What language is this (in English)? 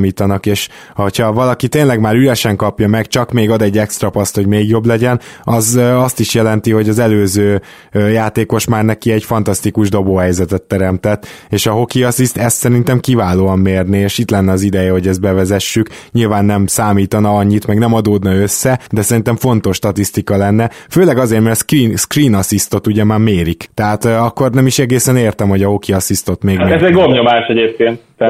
Hungarian